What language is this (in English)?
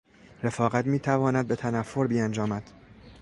Persian